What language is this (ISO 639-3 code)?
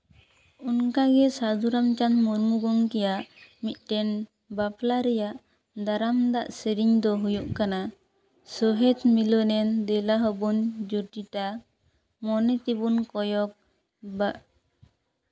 sat